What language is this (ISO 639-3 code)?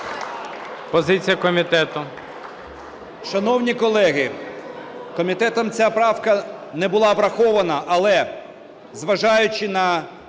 ukr